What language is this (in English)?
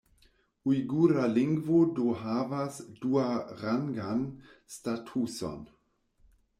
Esperanto